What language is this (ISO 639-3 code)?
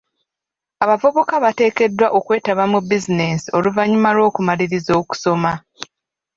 lug